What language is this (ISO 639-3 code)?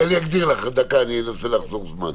heb